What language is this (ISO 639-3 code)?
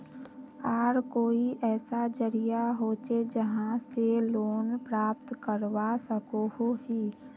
mag